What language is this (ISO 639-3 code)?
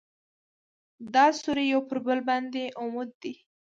pus